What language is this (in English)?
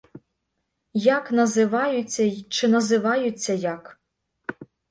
Ukrainian